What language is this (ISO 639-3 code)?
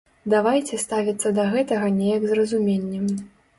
bel